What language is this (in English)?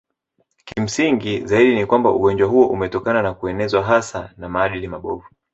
Swahili